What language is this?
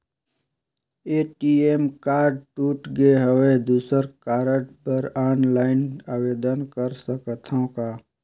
Chhattisgarhi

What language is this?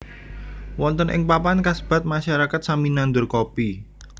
Javanese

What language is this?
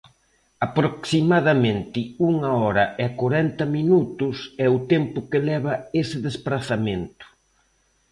Galician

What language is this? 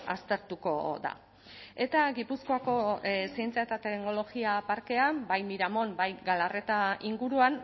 Basque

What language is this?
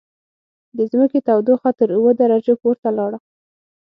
Pashto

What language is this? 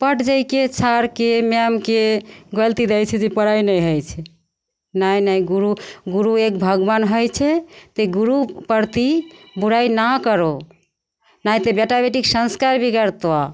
Maithili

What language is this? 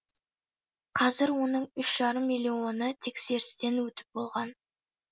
Kazakh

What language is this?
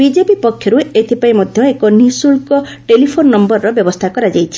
Odia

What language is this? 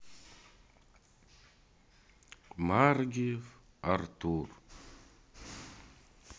Russian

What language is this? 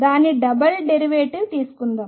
Telugu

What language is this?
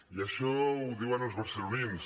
Catalan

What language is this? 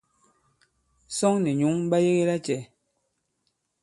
Bankon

